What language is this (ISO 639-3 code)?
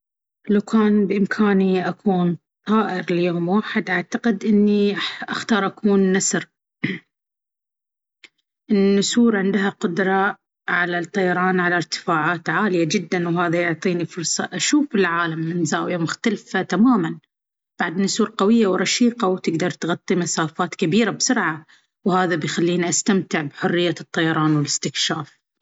abv